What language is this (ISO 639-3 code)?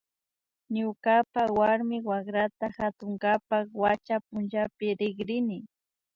qvi